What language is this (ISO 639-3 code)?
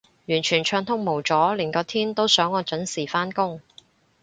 yue